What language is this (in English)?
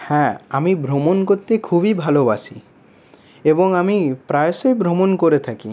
Bangla